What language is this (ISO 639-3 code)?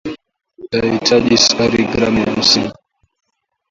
swa